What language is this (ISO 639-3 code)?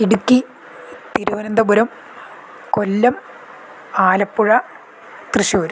san